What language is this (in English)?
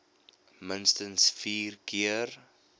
Afrikaans